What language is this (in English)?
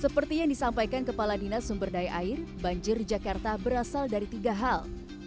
Indonesian